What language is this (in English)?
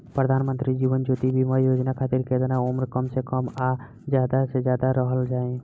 Bhojpuri